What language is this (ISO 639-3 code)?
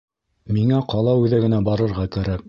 bak